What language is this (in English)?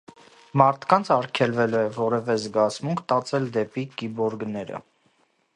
Armenian